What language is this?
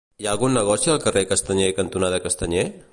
Catalan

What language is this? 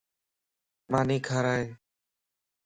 Lasi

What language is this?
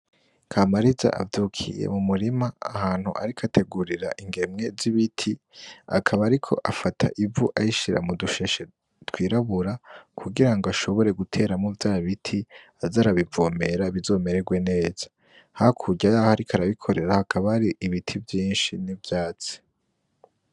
Rundi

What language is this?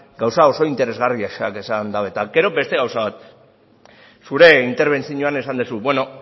Basque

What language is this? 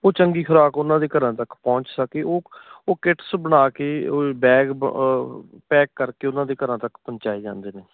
Punjabi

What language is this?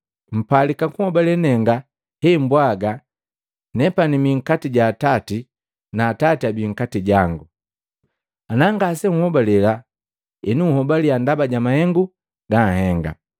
Matengo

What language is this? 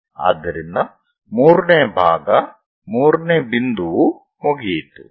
Kannada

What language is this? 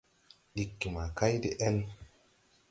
Tupuri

